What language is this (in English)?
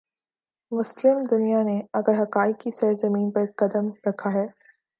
Urdu